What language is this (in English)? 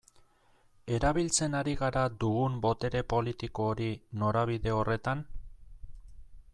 Basque